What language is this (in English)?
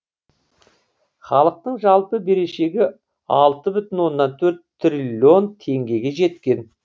Kazakh